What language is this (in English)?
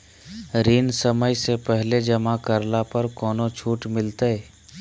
Magahi